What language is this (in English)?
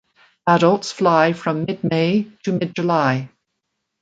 English